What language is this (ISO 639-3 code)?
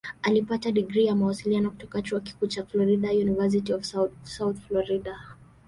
swa